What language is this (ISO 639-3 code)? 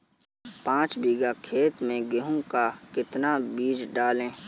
hin